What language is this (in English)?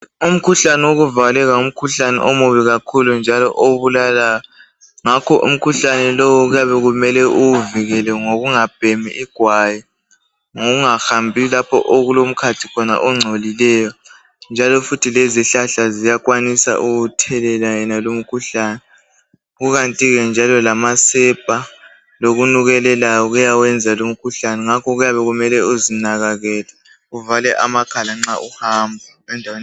North Ndebele